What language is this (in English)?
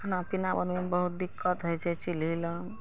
Maithili